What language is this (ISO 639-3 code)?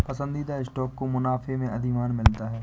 hin